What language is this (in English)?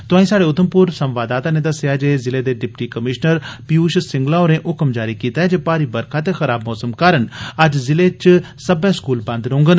Dogri